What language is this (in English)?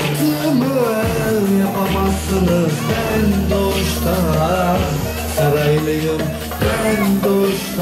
Arabic